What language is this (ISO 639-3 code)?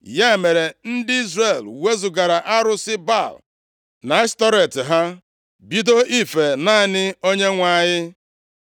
ibo